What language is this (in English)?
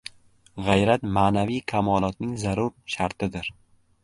Uzbek